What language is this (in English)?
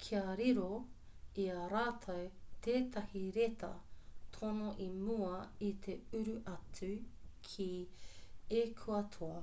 Māori